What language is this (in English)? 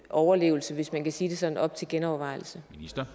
Danish